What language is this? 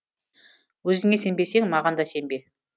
Kazakh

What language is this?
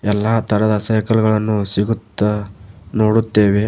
Kannada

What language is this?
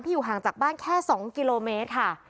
Thai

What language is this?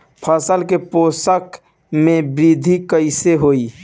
Bhojpuri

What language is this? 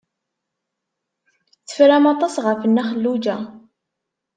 Kabyle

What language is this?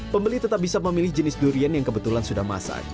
Indonesian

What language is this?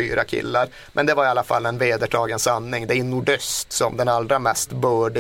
Swedish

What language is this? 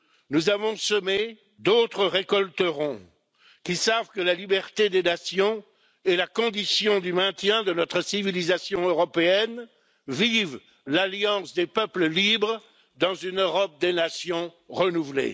French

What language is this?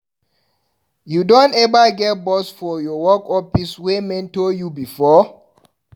Nigerian Pidgin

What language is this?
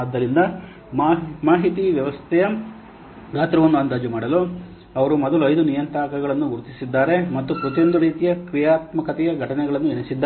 Kannada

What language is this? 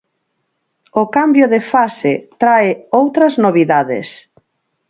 Galician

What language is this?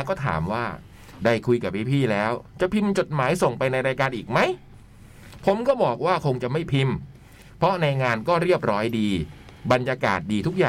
Thai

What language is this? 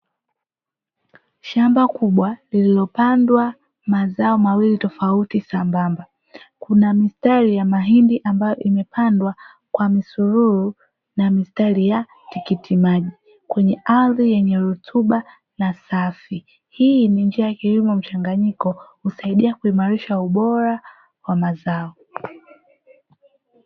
Swahili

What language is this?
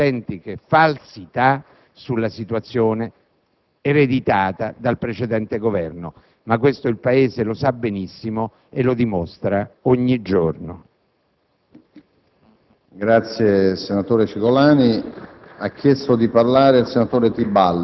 Italian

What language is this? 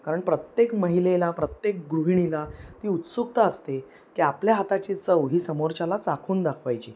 Marathi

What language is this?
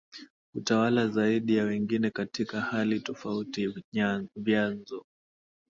Swahili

